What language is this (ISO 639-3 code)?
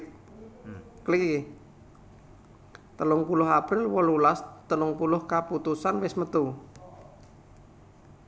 jav